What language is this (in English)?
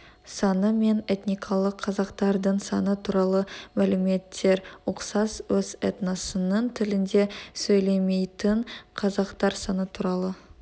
Kazakh